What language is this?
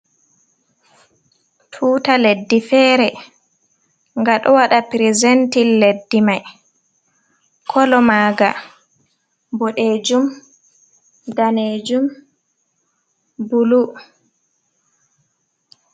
Fula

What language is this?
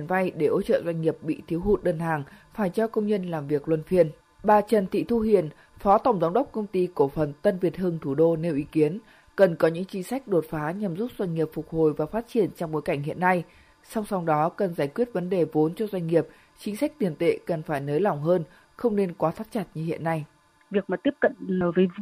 Vietnamese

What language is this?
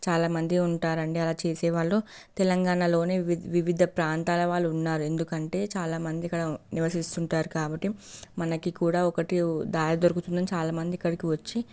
Telugu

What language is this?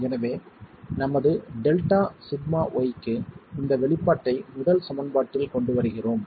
Tamil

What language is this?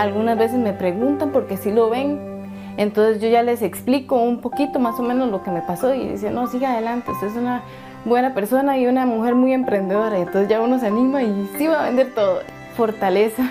Spanish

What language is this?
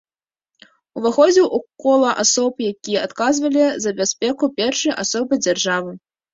Belarusian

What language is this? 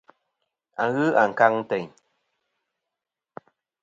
Kom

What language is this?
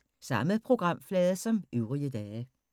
Danish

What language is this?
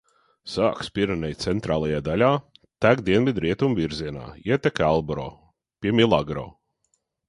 Latvian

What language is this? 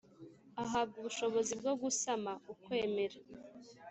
Kinyarwanda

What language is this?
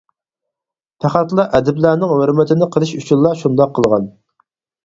Uyghur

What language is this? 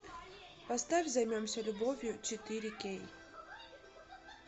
Russian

